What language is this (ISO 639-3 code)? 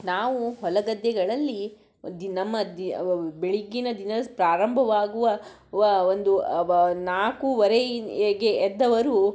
kan